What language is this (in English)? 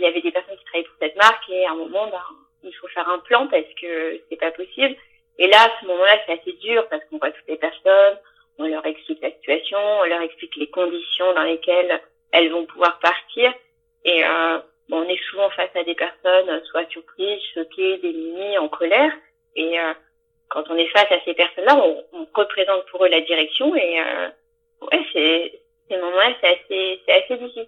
French